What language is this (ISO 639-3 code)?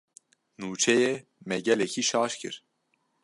kur